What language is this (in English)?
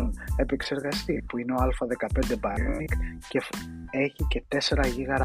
Greek